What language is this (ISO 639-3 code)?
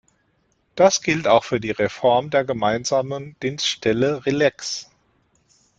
deu